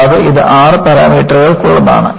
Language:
Malayalam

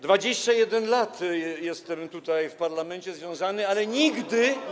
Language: Polish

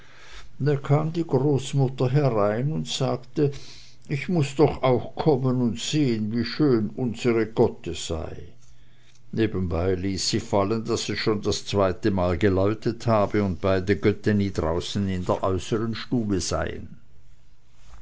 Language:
German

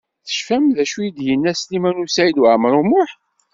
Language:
Kabyle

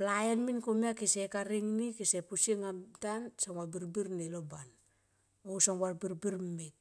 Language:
Tomoip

